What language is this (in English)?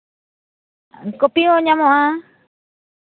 Santali